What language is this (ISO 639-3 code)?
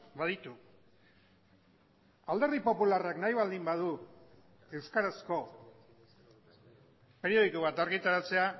eus